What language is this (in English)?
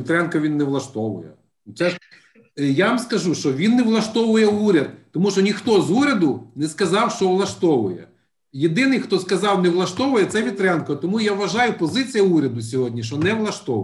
Ukrainian